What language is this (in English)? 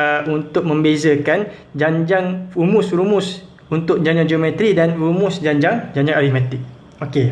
Malay